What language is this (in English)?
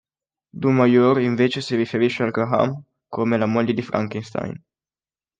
Italian